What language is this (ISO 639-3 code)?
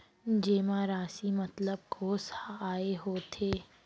hne